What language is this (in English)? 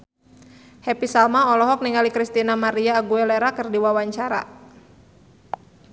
Sundanese